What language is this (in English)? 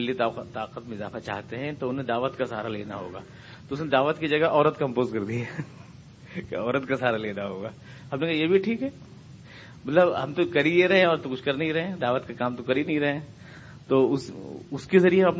Urdu